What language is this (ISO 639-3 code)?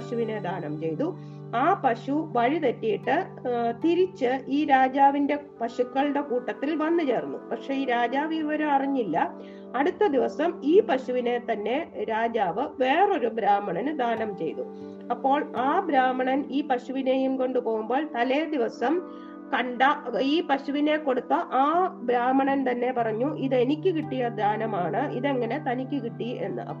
mal